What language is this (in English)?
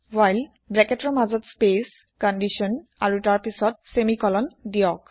Assamese